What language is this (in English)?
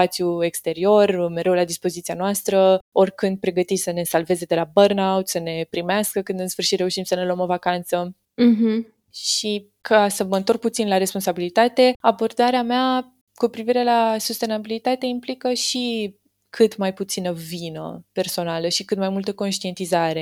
Romanian